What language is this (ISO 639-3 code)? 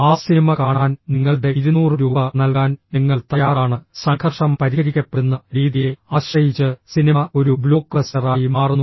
mal